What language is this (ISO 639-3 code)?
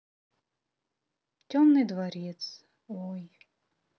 rus